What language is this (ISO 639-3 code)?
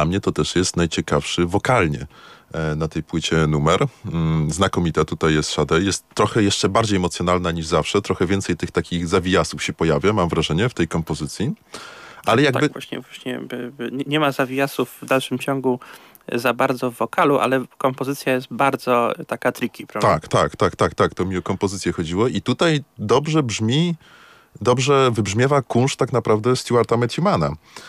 pol